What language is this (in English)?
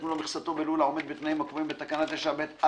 Hebrew